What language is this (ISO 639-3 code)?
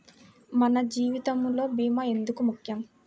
tel